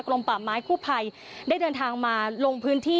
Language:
Thai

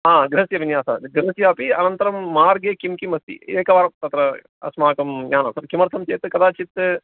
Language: Sanskrit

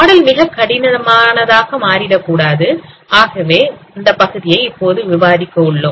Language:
Tamil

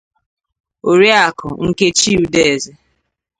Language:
Igbo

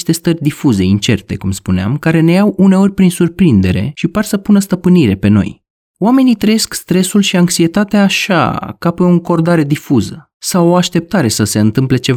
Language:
Romanian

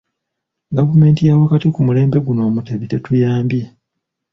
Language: Ganda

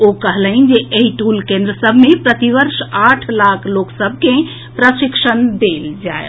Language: Maithili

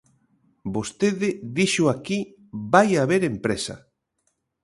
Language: Galician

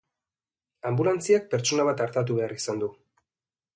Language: Basque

